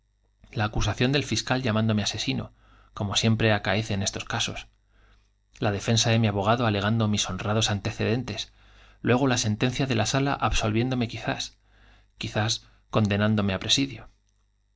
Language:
Spanish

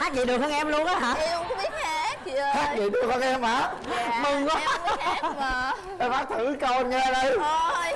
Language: Vietnamese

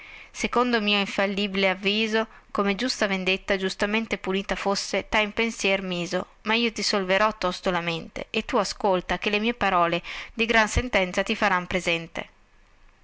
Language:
Italian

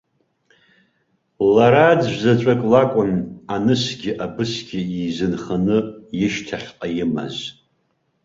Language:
Abkhazian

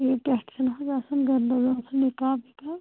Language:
Kashmiri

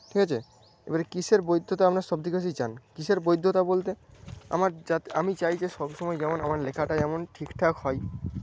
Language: Bangla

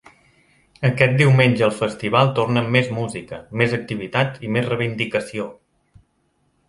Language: Catalan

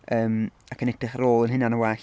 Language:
Welsh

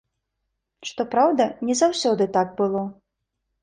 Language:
Belarusian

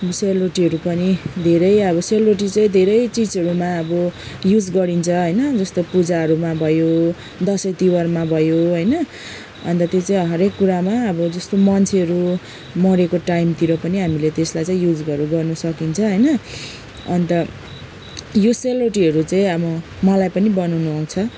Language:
Nepali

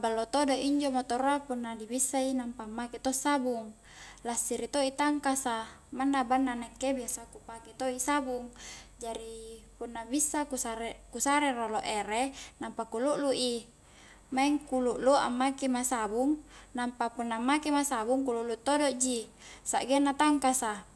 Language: Highland Konjo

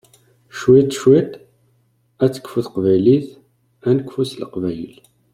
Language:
Kabyle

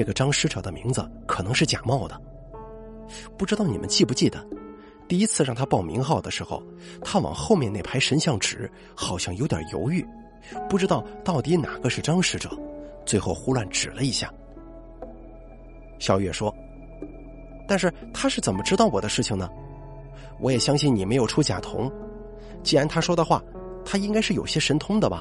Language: Chinese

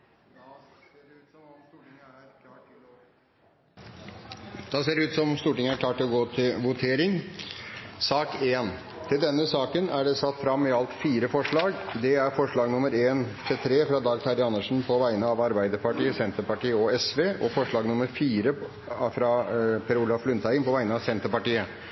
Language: Norwegian Bokmål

